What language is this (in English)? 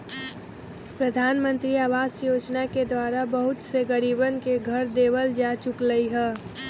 Magahi